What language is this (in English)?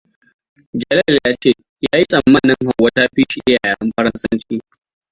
Hausa